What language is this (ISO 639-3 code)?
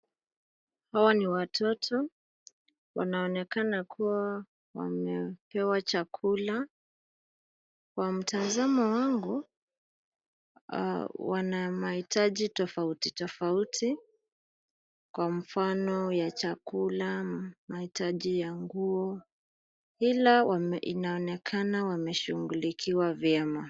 swa